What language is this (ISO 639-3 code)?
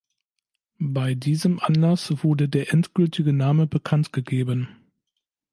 deu